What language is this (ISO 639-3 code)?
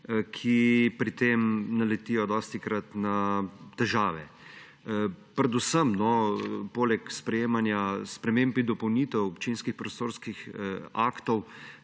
slv